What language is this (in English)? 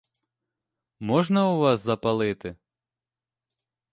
Ukrainian